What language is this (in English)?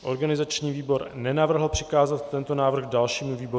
Czech